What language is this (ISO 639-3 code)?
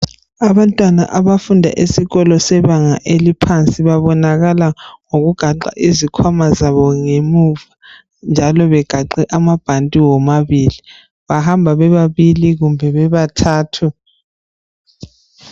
nde